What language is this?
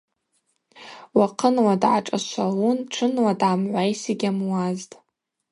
Abaza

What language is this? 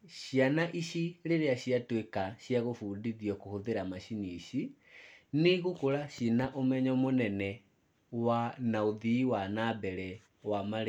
Kikuyu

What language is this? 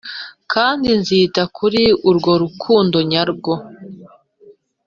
Kinyarwanda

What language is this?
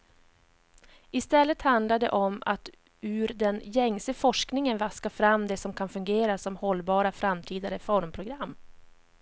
Swedish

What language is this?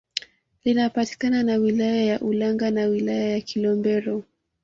Swahili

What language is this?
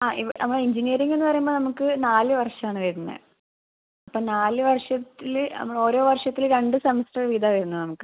Malayalam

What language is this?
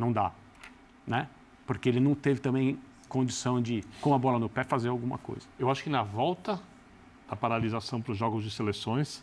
Portuguese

